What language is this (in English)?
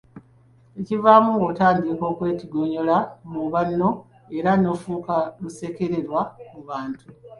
Ganda